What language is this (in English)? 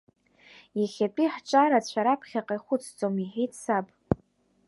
Abkhazian